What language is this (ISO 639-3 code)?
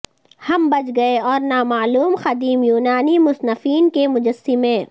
urd